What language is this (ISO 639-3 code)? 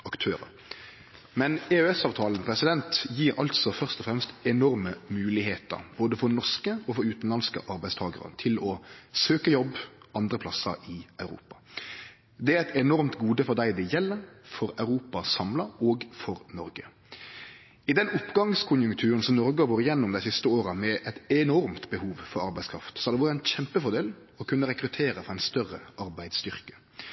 nno